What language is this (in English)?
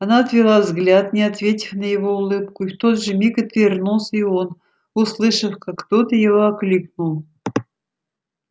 Russian